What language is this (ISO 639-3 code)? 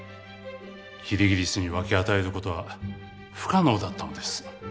jpn